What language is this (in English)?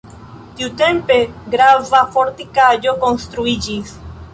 Esperanto